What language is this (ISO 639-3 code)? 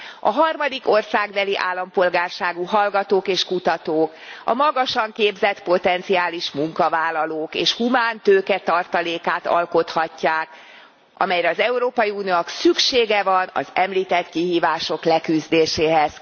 hun